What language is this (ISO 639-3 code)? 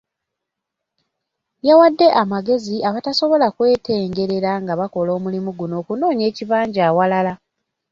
lug